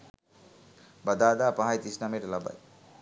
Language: Sinhala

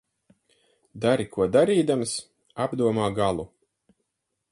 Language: Latvian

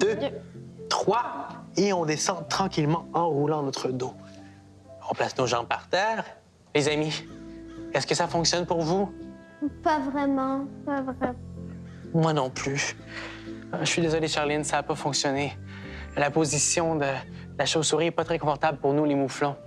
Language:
French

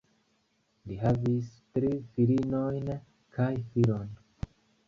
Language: Esperanto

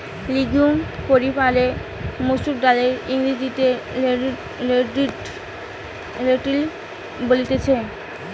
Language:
Bangla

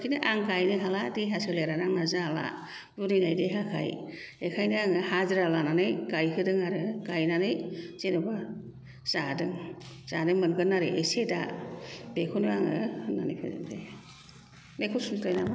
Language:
Bodo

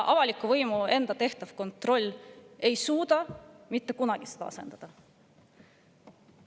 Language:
Estonian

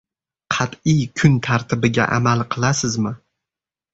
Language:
Uzbek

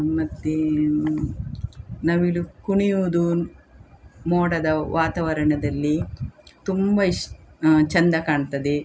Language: Kannada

